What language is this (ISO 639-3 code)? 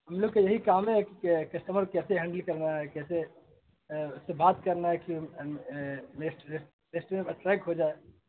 urd